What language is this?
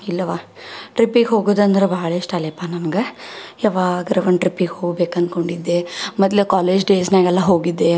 Kannada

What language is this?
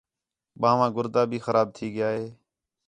Khetrani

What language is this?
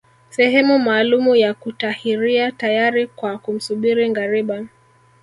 Swahili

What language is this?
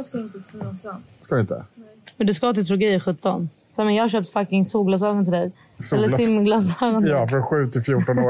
Swedish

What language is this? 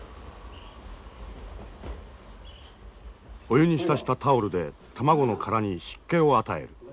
Japanese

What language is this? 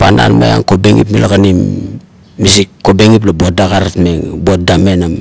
Kuot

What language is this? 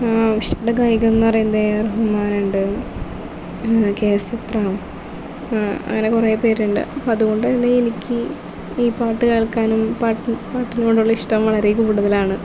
Malayalam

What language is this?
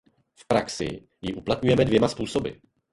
Czech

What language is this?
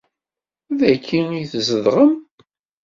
Kabyle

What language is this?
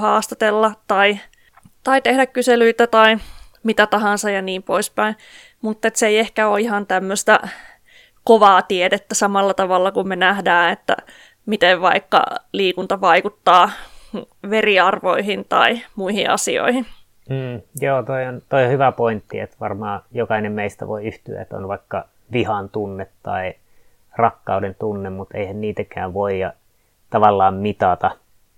Finnish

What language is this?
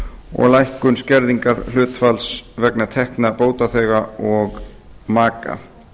Icelandic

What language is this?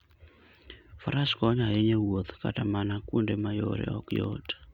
Luo (Kenya and Tanzania)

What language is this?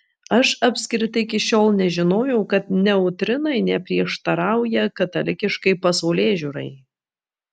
Lithuanian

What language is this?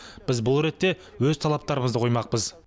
Kazakh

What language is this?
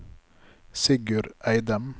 Norwegian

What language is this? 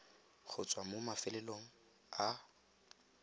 Tswana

